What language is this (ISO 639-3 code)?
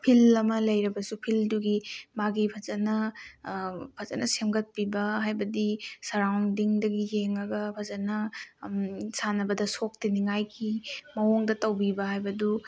mni